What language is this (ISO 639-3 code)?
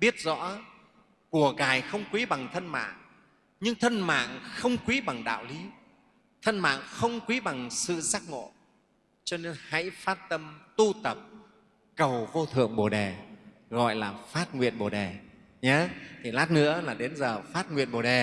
vie